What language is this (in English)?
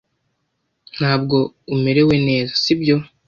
Kinyarwanda